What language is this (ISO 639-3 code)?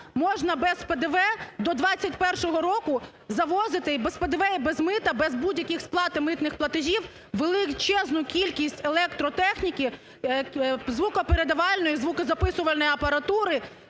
ukr